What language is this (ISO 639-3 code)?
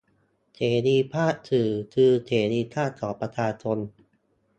tha